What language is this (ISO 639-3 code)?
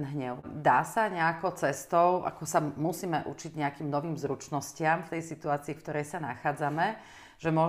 slk